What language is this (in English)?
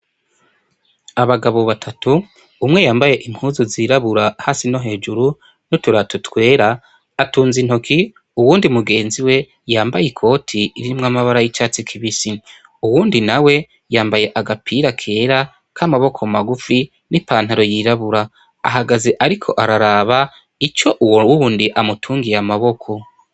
Rundi